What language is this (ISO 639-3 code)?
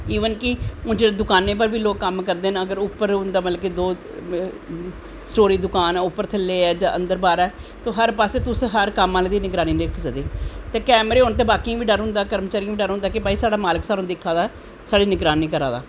doi